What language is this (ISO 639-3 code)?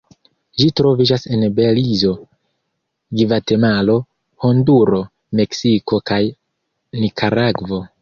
epo